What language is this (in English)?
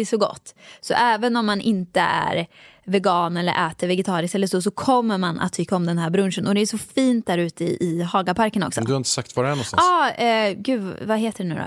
Swedish